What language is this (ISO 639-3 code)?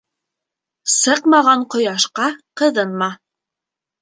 bak